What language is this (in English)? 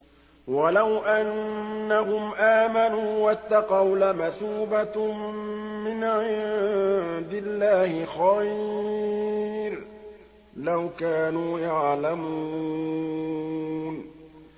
Arabic